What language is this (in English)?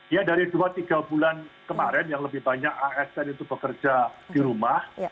Indonesian